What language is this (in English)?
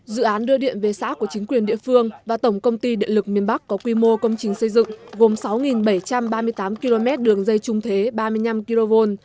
Vietnamese